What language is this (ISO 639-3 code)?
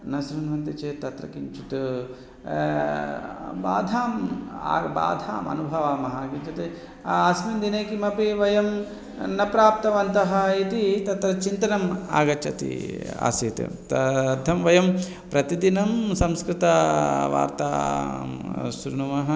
san